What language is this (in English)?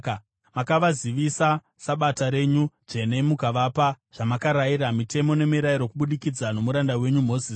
Shona